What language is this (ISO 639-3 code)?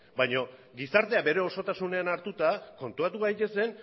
eus